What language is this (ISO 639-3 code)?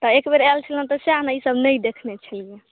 mai